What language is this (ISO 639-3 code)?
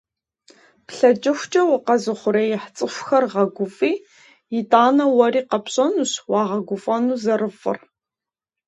kbd